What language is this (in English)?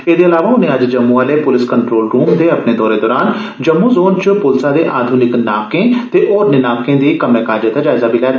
Dogri